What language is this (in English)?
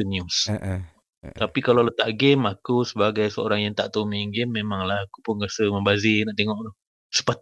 Malay